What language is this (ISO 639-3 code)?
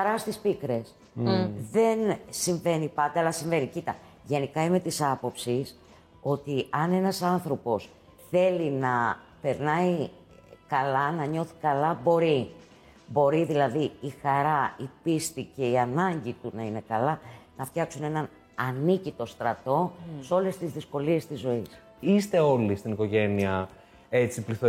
ell